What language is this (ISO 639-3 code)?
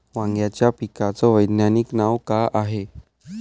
mar